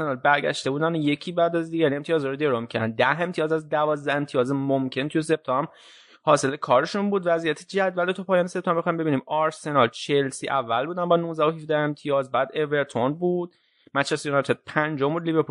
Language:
Persian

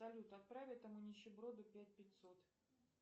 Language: Russian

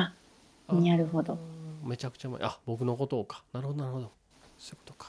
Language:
Japanese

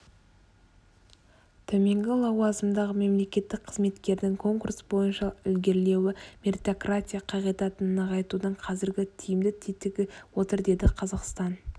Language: Kazakh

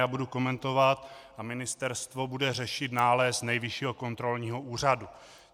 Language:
Czech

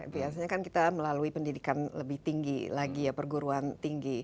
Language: Indonesian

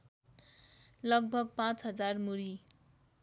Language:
Nepali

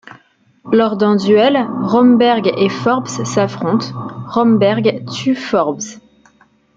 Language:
French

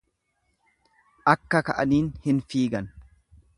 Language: Oromo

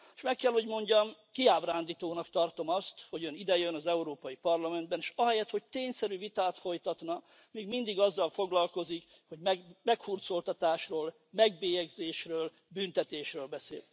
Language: Hungarian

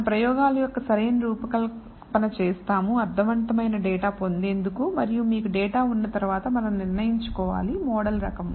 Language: Telugu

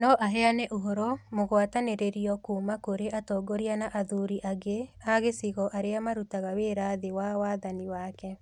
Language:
Kikuyu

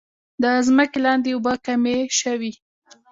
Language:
Pashto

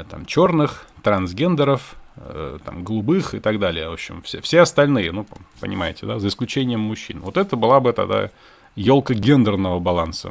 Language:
Russian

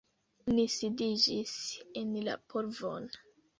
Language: Esperanto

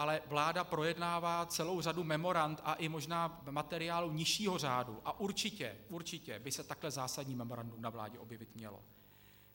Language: Czech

